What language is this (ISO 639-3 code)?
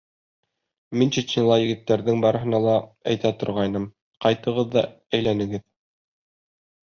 bak